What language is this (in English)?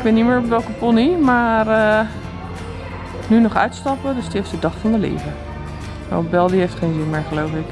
Dutch